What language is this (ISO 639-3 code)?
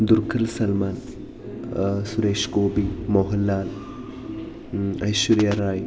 mal